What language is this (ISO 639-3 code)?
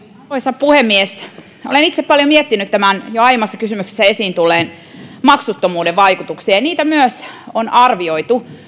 fin